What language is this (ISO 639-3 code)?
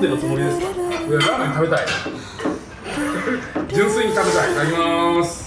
jpn